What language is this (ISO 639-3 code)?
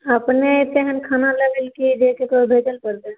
mai